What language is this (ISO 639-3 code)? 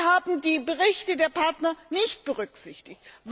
deu